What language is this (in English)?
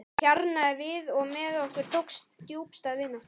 Icelandic